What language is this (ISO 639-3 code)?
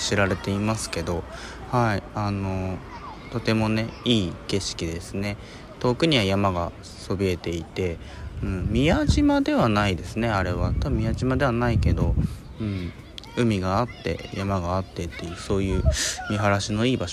jpn